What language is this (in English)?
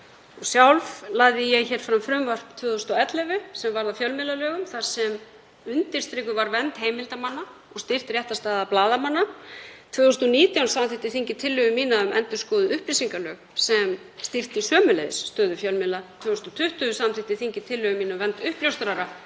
Icelandic